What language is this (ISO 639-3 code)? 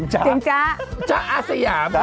tha